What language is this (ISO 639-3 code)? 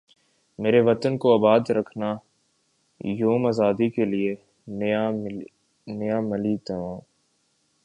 urd